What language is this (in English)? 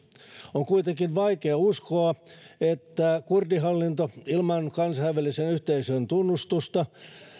Finnish